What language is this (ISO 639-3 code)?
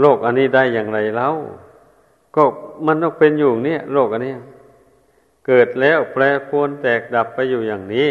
tha